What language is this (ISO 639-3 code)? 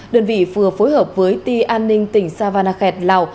vie